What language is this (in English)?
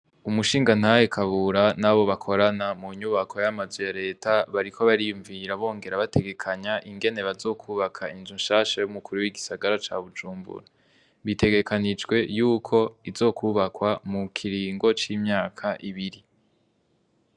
Rundi